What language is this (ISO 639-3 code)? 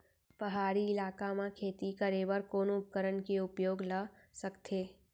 hne